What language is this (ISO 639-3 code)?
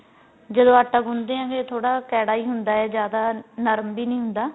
pan